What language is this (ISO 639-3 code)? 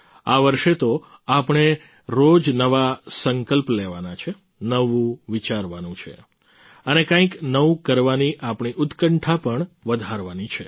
guj